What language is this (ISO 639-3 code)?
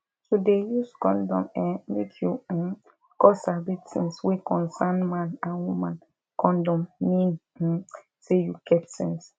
pcm